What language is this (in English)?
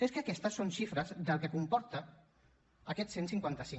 Catalan